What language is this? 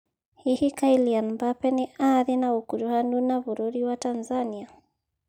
Kikuyu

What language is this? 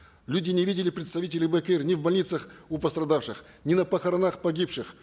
Kazakh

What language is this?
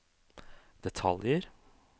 Norwegian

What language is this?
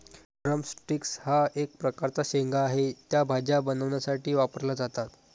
Marathi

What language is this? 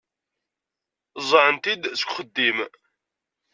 Kabyle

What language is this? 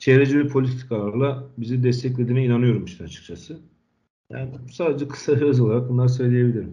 Turkish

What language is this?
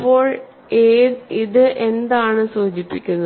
Malayalam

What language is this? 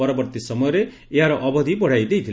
Odia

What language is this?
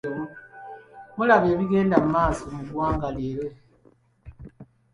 Ganda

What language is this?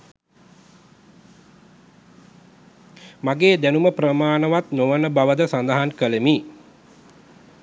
Sinhala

